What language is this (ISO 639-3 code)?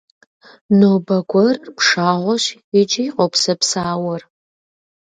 kbd